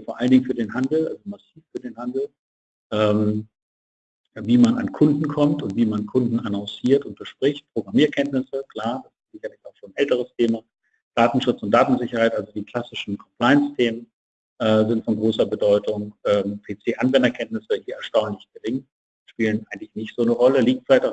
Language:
German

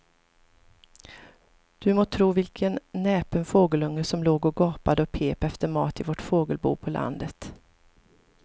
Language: Swedish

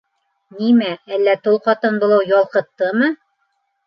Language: Bashkir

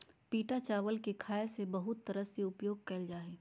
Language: Magahi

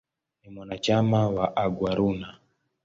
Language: Swahili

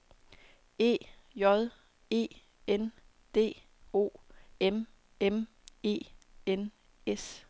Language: Danish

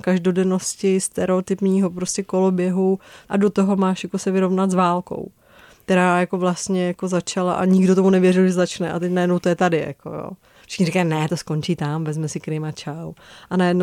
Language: Czech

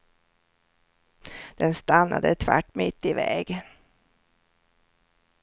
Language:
Swedish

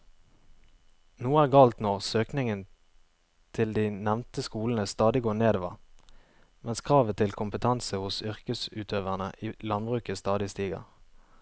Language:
Norwegian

